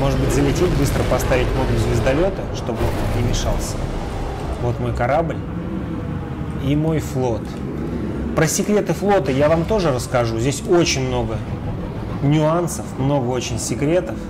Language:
Russian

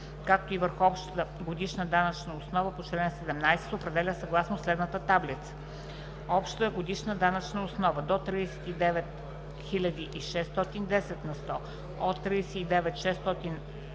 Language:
Bulgarian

